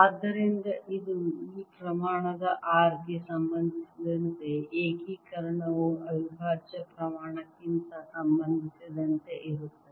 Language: Kannada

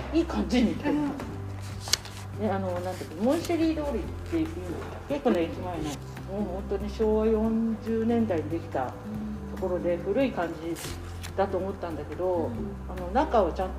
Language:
Japanese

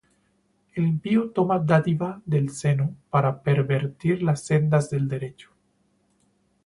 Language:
Spanish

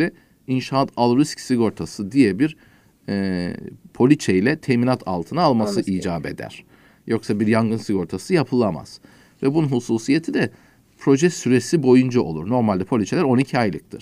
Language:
Turkish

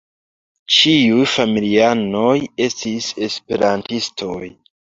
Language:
Esperanto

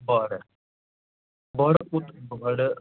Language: Kashmiri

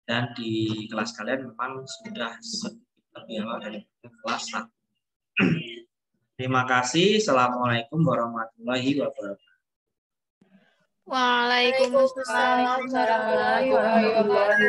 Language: Indonesian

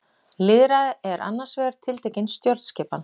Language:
Icelandic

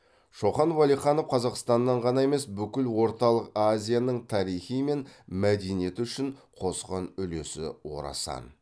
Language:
Kazakh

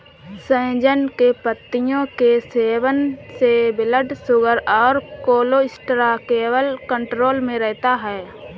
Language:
Hindi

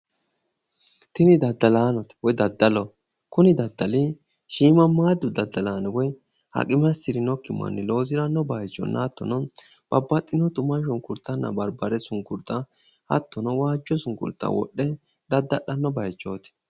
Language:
Sidamo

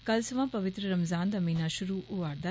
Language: Dogri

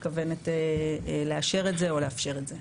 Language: Hebrew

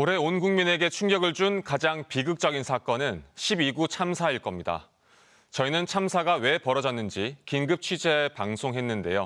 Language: Korean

